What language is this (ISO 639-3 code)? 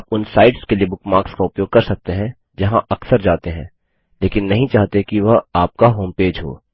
hin